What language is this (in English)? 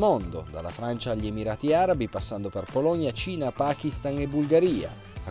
Italian